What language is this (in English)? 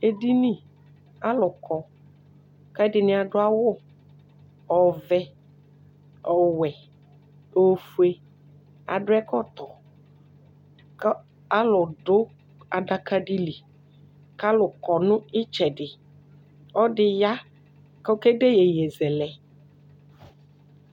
Ikposo